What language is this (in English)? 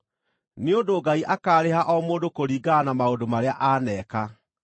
Kikuyu